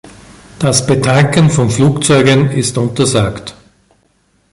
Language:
German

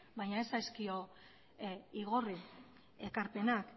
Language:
Basque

